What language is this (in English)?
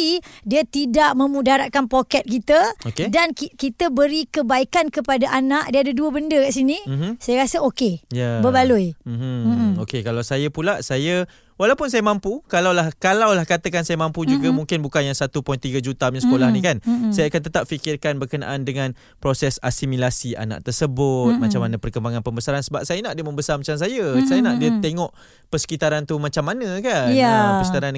Malay